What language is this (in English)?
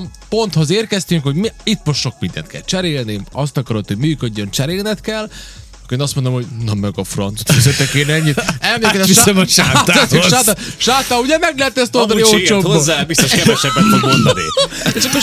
Hungarian